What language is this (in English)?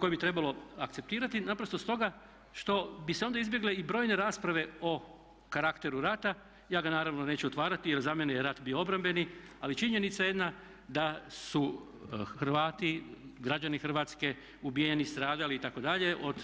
Croatian